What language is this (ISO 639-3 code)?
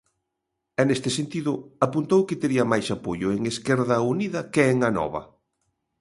glg